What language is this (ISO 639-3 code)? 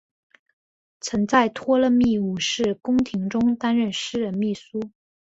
zho